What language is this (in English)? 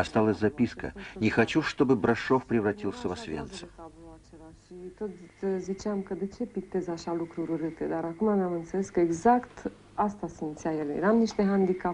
Russian